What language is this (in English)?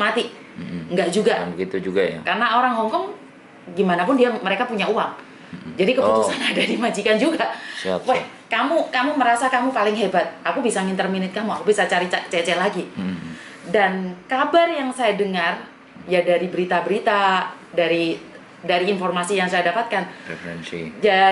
Indonesian